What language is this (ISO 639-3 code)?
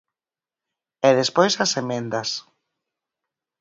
glg